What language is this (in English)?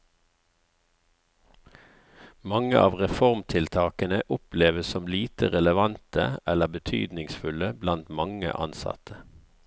Norwegian